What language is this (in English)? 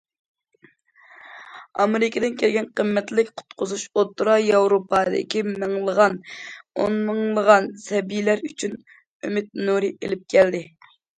Uyghur